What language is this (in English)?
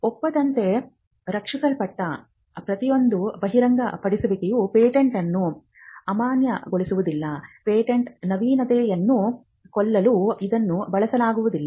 Kannada